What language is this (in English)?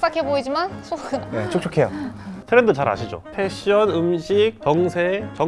Korean